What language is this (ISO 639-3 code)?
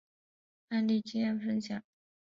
zho